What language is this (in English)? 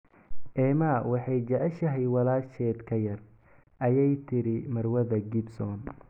Somali